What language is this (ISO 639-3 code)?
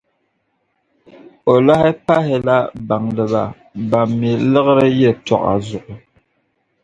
dag